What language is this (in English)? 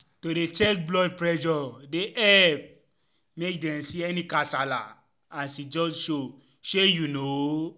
Nigerian Pidgin